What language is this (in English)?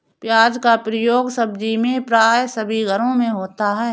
Hindi